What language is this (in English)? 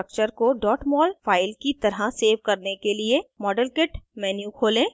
Hindi